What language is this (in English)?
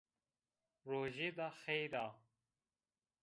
Zaza